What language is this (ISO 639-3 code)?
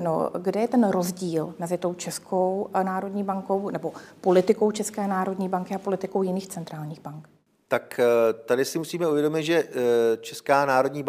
ces